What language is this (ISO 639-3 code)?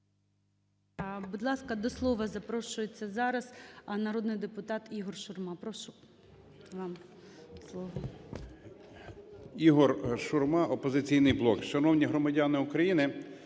ukr